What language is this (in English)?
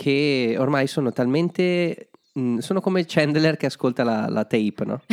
Italian